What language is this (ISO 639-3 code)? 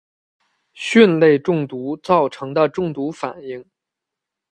zho